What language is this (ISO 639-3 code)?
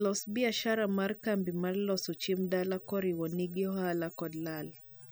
luo